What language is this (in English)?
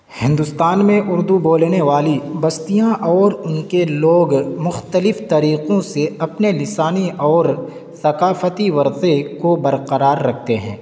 Urdu